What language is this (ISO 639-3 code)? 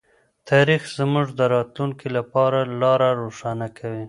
pus